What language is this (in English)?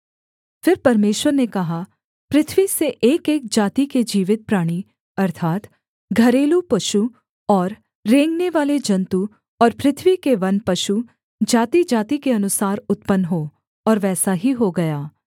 Hindi